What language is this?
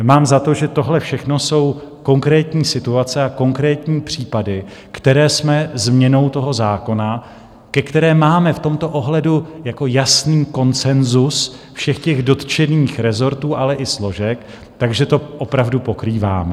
Czech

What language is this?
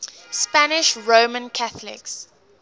English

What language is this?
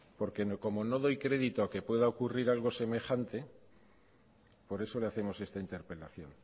Spanish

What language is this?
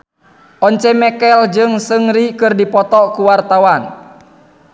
Sundanese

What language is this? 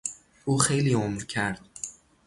Persian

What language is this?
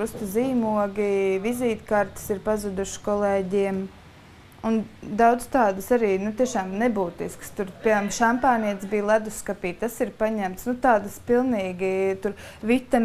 Latvian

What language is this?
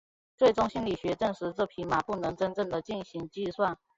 Chinese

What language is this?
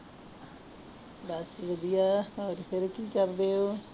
Punjabi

